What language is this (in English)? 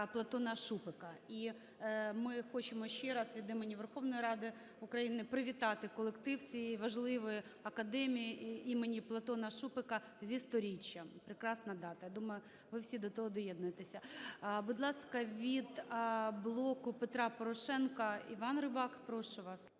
Ukrainian